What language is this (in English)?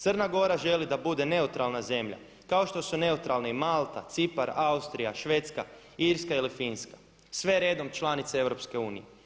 Croatian